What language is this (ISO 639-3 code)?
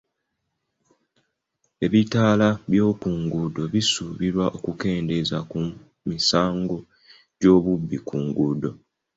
lug